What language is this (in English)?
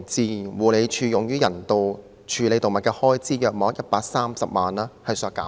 Cantonese